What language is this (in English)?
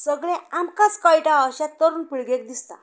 Konkani